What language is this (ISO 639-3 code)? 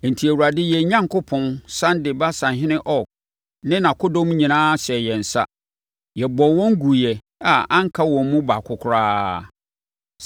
aka